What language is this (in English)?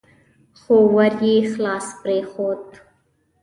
Pashto